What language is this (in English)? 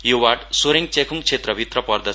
Nepali